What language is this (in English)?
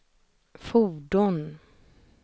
Swedish